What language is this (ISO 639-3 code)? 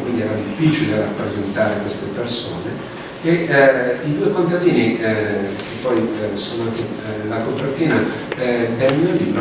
ita